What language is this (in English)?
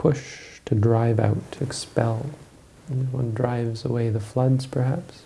English